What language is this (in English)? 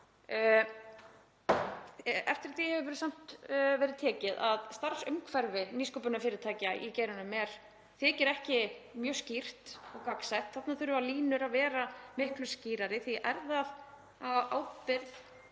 Icelandic